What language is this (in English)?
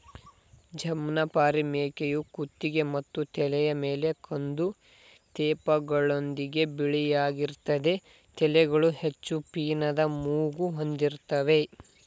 Kannada